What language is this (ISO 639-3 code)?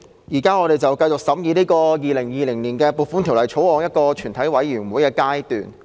yue